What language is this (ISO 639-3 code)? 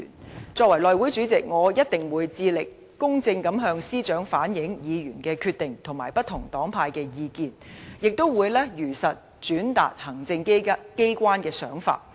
yue